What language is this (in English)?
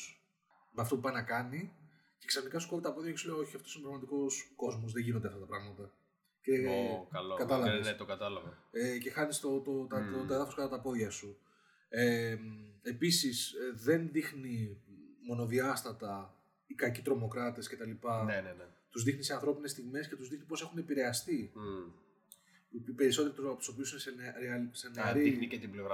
Greek